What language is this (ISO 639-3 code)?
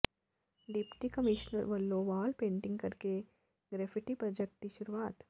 pan